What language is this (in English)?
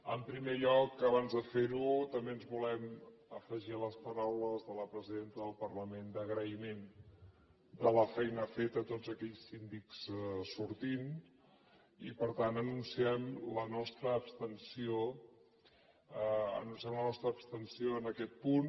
Catalan